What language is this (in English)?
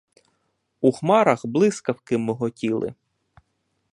Ukrainian